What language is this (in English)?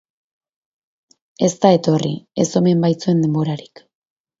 Basque